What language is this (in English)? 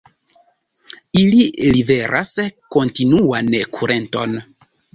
Esperanto